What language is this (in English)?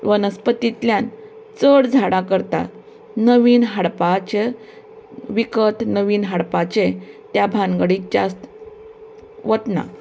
Konkani